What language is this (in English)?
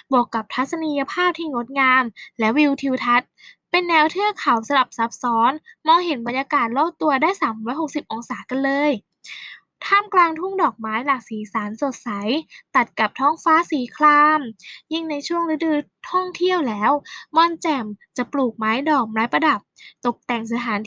Thai